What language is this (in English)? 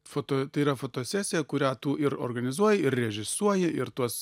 Lithuanian